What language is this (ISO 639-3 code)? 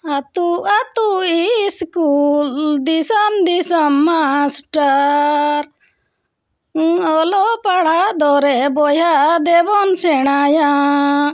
sat